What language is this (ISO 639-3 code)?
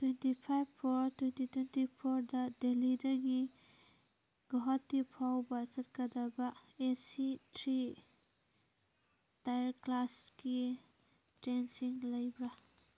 mni